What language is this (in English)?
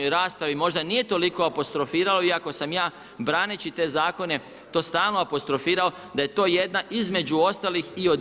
Croatian